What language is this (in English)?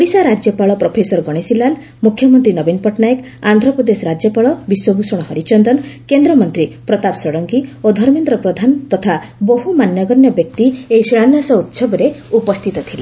Odia